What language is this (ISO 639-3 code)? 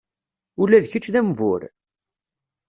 kab